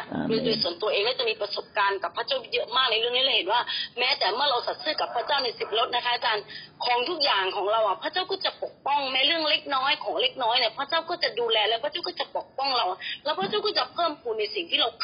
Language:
Thai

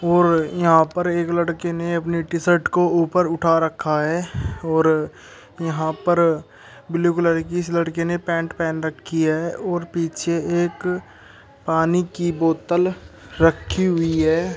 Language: Hindi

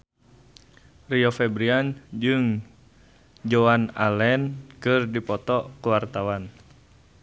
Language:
Sundanese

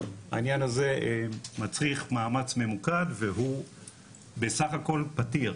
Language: Hebrew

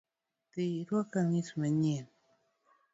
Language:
Luo (Kenya and Tanzania)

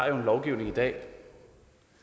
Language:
Danish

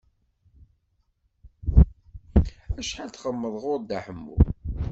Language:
Kabyle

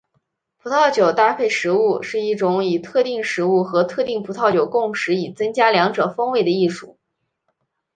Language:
Chinese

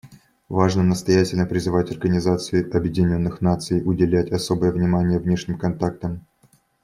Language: Russian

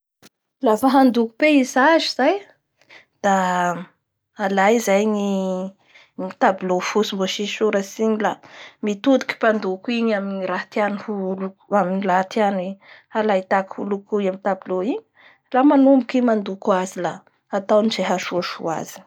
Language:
Bara Malagasy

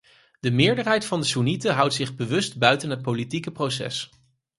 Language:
Dutch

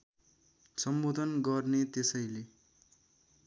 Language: Nepali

